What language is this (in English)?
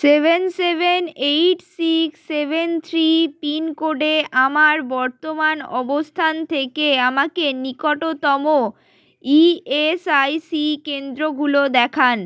Bangla